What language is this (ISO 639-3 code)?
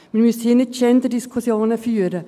gsw